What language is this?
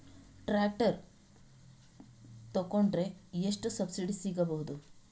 Kannada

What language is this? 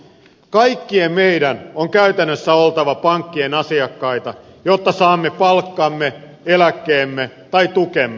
Finnish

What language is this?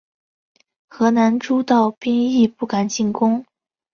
Chinese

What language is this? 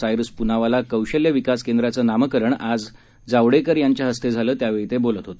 Marathi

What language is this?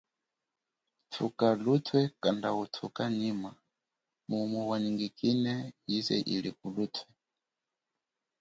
Chokwe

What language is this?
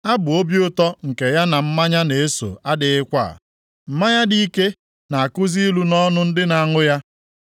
Igbo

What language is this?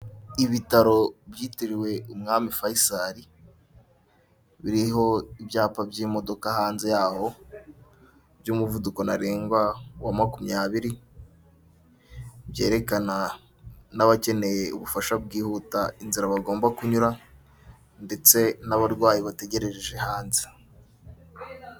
Kinyarwanda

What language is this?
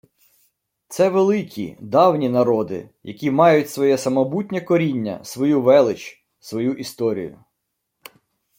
Ukrainian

